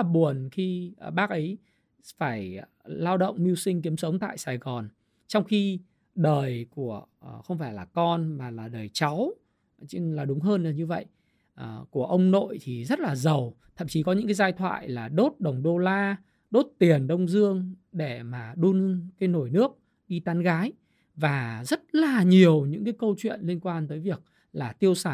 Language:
Vietnamese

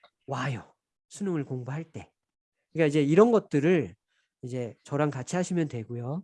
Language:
Korean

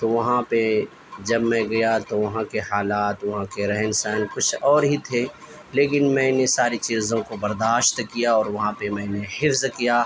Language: Urdu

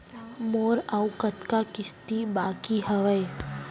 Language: Chhattisgarhi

